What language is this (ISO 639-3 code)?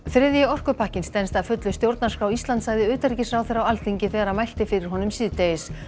isl